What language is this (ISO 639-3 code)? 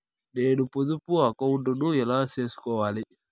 tel